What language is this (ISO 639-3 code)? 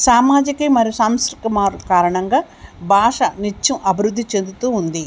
tel